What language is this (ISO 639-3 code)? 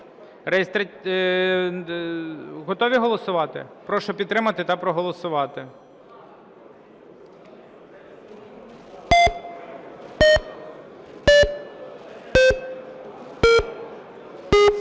ukr